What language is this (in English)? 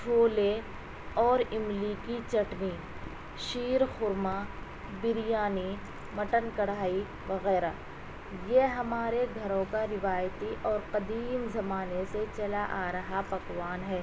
Urdu